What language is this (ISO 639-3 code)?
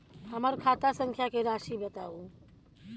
mai